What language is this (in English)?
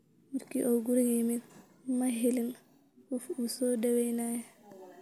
Somali